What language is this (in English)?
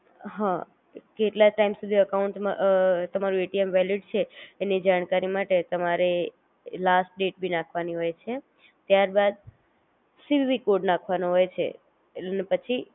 Gujarati